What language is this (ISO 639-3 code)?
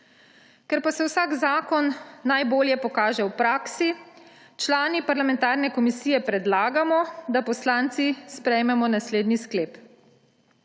slv